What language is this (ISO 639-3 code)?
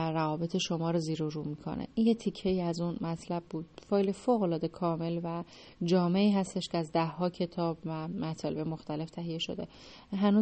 fas